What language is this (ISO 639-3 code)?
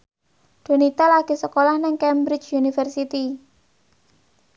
jav